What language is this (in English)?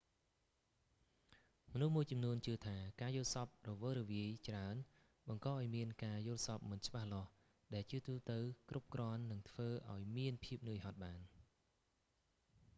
Khmer